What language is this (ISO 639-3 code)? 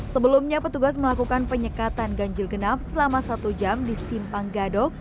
ind